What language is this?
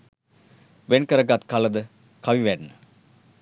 Sinhala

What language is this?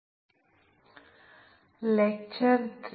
Malayalam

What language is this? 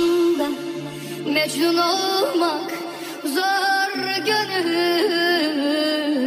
Arabic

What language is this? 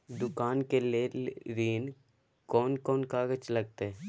Maithili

